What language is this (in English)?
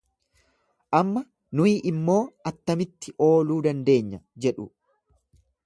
Oromo